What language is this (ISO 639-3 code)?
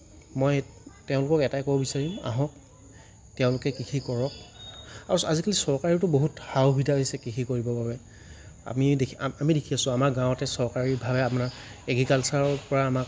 asm